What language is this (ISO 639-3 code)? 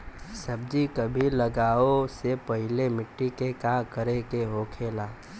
bho